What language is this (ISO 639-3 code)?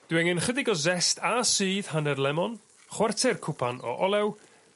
cym